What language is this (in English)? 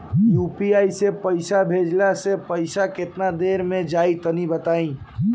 Bhojpuri